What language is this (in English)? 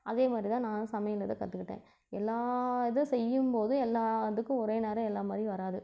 Tamil